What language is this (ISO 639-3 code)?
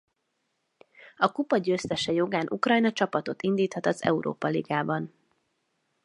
hun